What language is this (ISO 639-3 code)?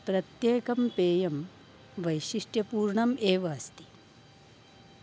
san